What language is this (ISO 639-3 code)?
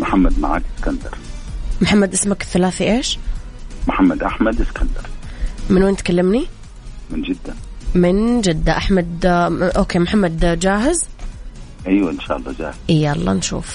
ara